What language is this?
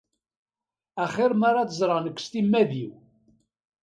Kabyle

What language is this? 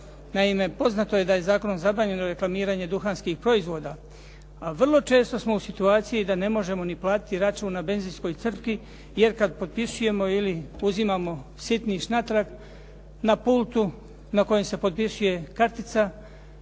Croatian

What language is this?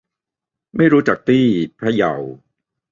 Thai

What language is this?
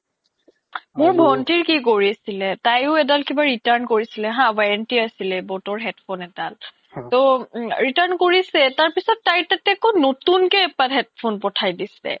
Assamese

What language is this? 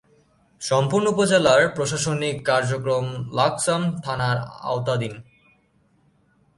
Bangla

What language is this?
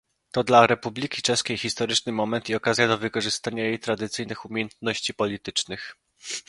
Polish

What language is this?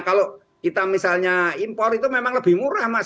Indonesian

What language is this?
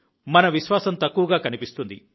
Telugu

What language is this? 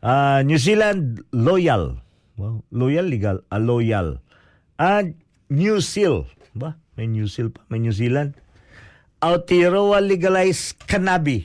Filipino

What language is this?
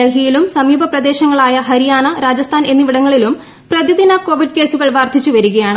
Malayalam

